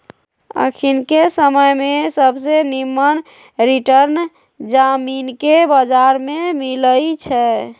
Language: Magahi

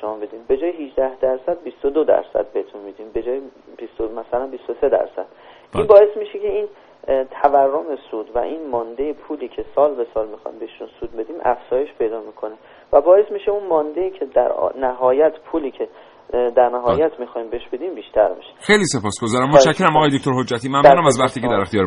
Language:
Persian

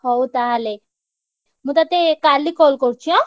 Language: Odia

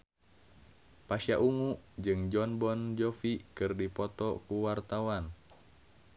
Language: Sundanese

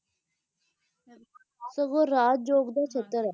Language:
Punjabi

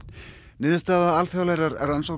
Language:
Icelandic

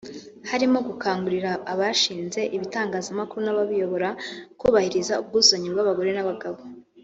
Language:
Kinyarwanda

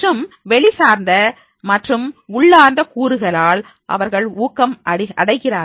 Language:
Tamil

